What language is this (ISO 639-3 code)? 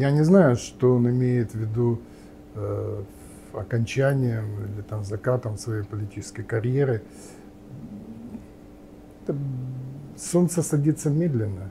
rus